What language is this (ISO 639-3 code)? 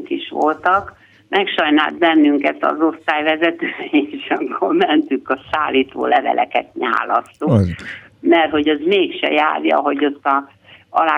hun